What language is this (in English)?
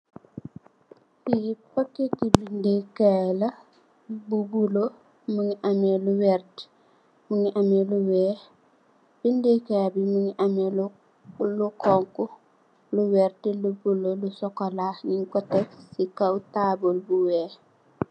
Wolof